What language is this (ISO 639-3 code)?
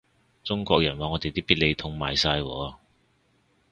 yue